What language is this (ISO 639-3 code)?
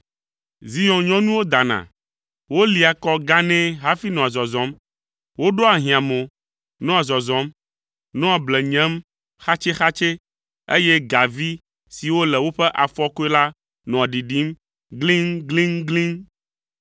ewe